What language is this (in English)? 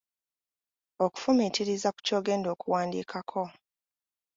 Ganda